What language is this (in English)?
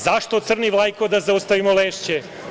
Serbian